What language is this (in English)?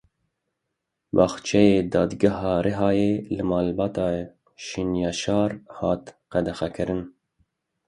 Kurdish